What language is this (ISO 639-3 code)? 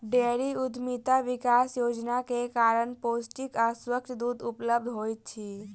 mai